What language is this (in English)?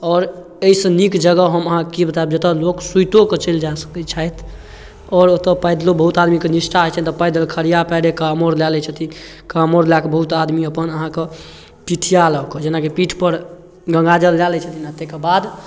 Maithili